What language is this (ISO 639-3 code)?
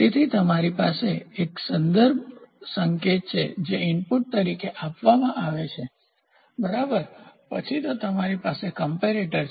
guj